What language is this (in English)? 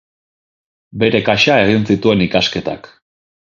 Basque